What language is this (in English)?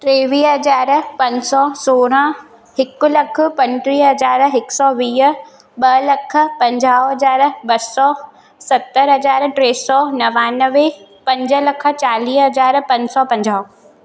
Sindhi